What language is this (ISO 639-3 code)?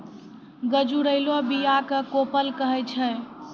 mai